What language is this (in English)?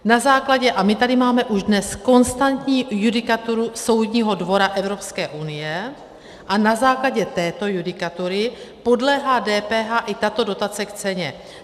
Czech